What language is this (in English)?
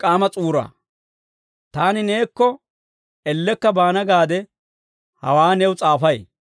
Dawro